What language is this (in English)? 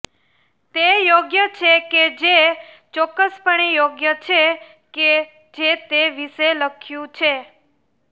Gujarati